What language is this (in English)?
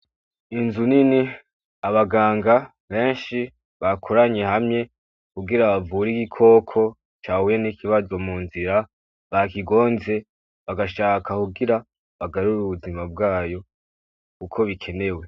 Rundi